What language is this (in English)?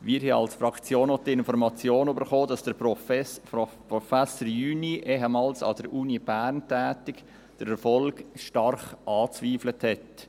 Swiss German